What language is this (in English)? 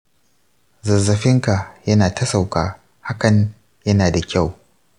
Hausa